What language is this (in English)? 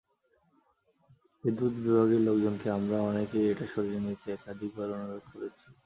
Bangla